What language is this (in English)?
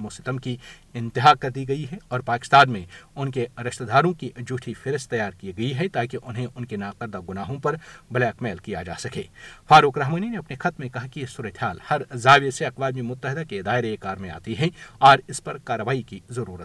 Urdu